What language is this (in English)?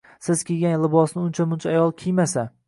Uzbek